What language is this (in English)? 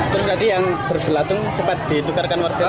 Indonesian